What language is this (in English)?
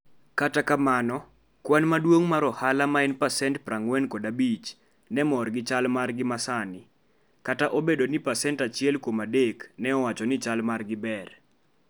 Luo (Kenya and Tanzania)